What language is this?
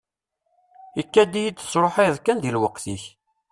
Kabyle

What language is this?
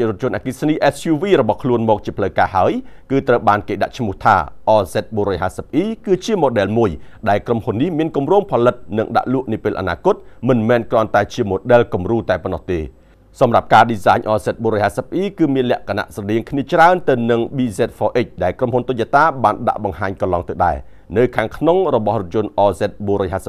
Thai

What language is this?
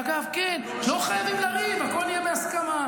Hebrew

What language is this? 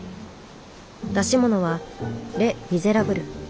Japanese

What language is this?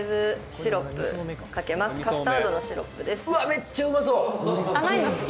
Japanese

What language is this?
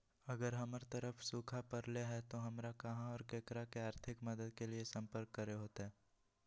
Magahi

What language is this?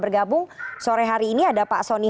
Indonesian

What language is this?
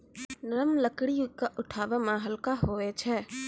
Maithili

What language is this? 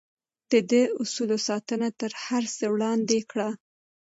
Pashto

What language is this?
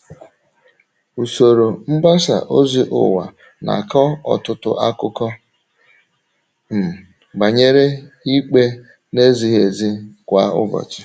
Igbo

